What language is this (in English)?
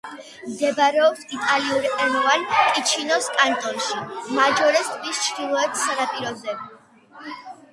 Georgian